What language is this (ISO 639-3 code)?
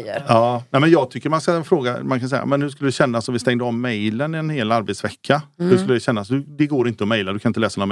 swe